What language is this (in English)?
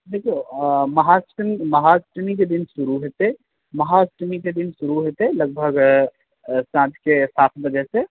Maithili